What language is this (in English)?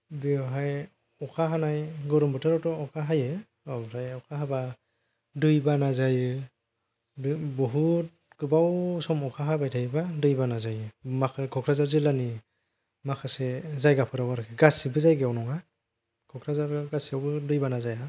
Bodo